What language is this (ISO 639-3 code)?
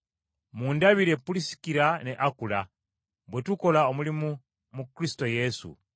lug